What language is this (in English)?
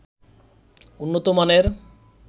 Bangla